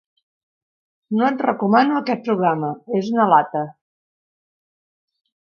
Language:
Catalan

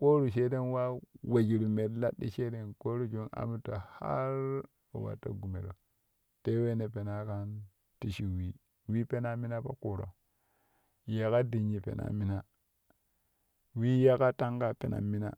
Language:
Kushi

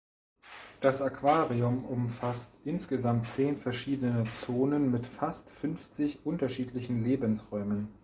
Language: German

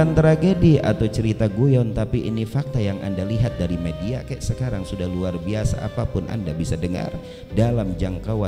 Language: Indonesian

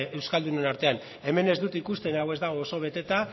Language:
Basque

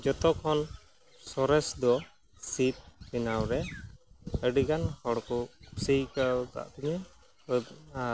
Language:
Santali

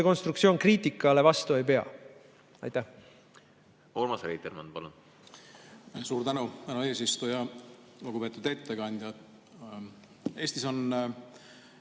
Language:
Estonian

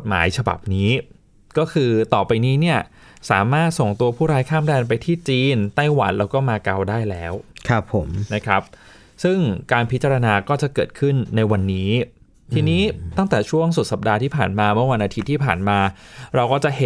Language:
Thai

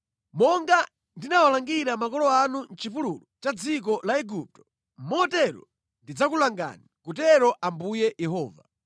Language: Nyanja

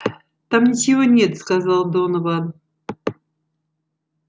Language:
Russian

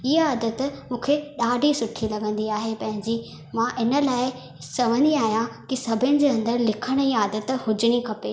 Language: Sindhi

